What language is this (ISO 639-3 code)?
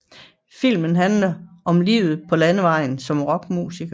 dan